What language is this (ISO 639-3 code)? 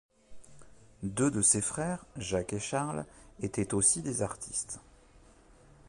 fra